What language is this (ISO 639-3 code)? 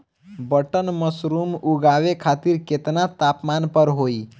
bho